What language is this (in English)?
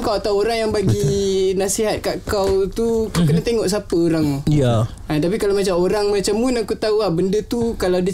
Malay